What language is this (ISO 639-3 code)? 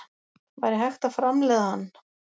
isl